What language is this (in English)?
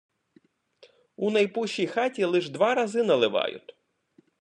Ukrainian